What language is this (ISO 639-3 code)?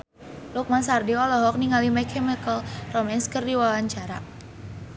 sun